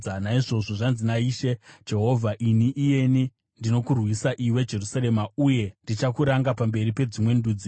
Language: Shona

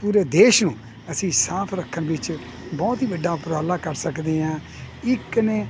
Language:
Punjabi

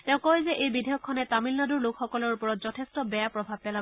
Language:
Assamese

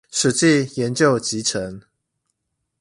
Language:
Chinese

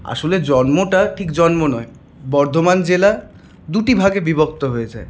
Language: Bangla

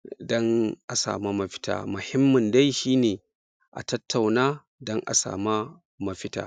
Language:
Hausa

